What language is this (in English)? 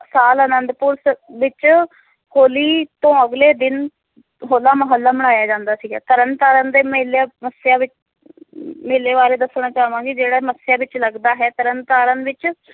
Punjabi